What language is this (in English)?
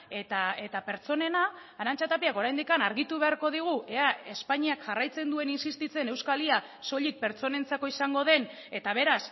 Basque